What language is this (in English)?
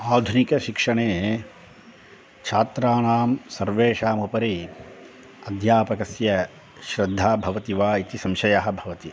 Sanskrit